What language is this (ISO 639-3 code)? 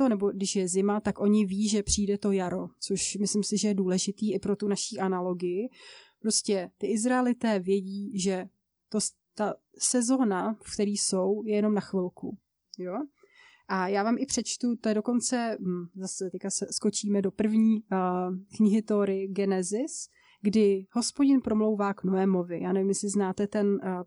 ces